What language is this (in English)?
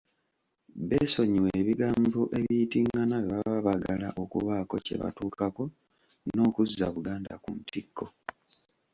Ganda